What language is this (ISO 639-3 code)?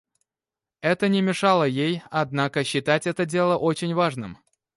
rus